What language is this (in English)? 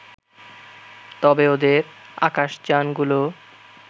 Bangla